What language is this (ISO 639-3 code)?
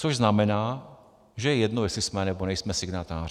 ces